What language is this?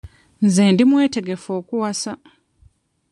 Ganda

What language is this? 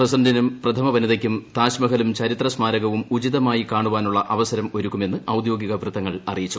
Malayalam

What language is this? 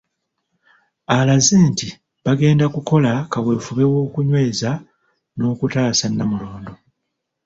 Ganda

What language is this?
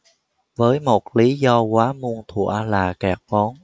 Vietnamese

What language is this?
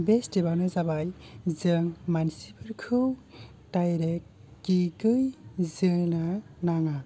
Bodo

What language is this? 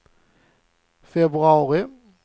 Swedish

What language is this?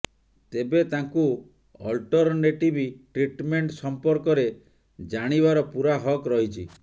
Odia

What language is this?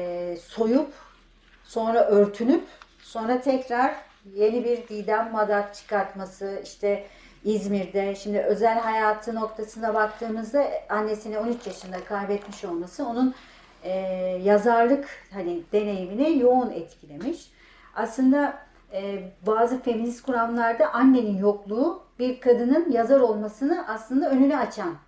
Turkish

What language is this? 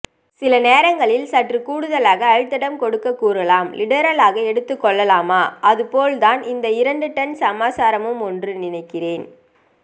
Tamil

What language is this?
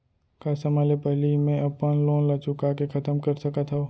Chhattisgarhi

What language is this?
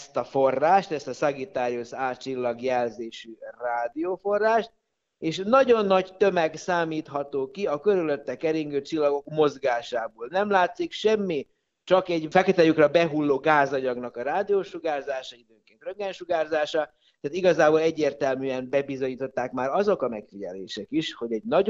Hungarian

